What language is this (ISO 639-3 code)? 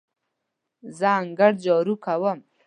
pus